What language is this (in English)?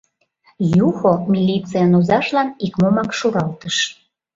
Mari